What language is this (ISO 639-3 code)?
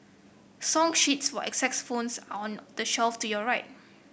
eng